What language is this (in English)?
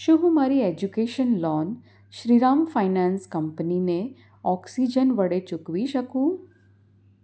Gujarati